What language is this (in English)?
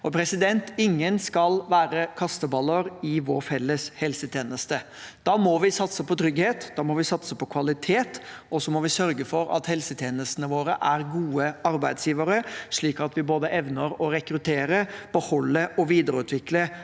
Norwegian